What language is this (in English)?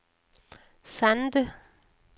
Norwegian